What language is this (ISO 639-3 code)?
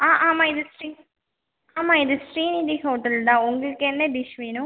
tam